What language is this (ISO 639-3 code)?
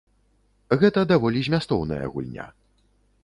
bel